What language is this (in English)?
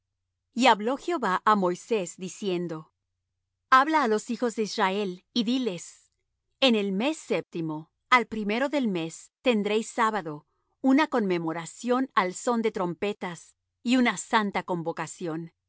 Spanish